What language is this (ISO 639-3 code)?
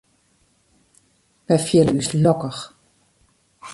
fry